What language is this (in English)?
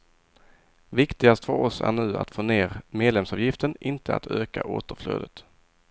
Swedish